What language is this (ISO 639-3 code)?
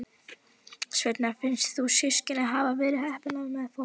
isl